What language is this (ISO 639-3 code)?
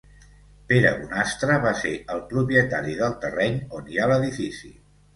cat